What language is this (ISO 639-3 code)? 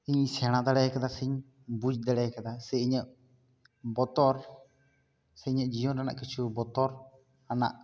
sat